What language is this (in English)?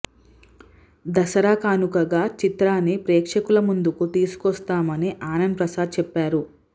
Telugu